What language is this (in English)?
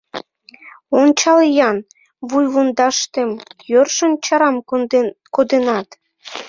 Mari